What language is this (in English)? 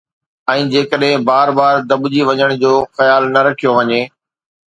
Sindhi